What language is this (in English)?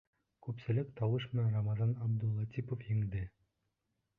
Bashkir